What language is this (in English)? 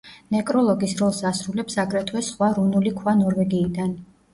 Georgian